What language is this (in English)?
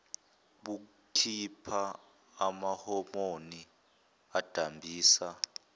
Zulu